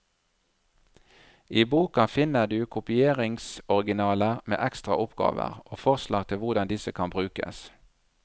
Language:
Norwegian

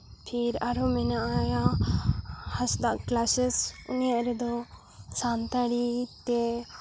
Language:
Santali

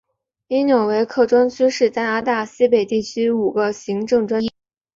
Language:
Chinese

